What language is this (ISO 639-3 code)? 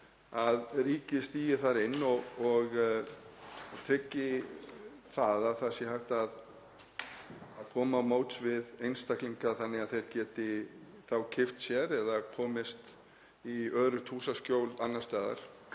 isl